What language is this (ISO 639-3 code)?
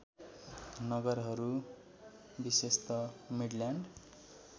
nep